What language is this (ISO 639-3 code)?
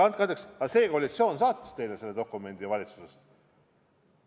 est